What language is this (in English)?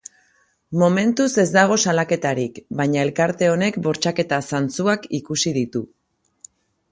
Basque